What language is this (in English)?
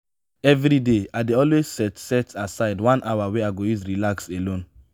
Nigerian Pidgin